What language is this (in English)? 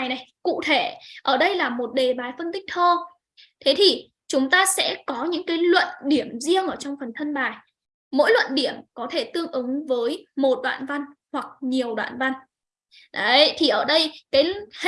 Vietnamese